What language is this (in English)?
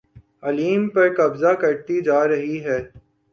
Urdu